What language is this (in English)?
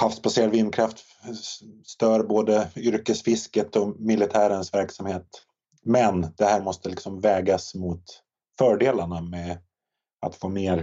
Swedish